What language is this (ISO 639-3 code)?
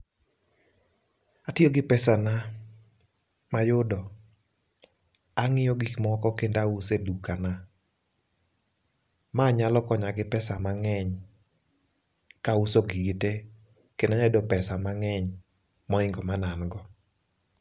luo